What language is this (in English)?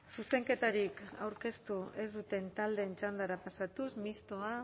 Basque